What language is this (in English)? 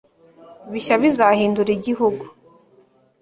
Kinyarwanda